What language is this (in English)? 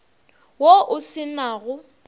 Northern Sotho